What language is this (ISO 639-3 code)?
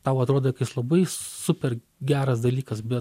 lit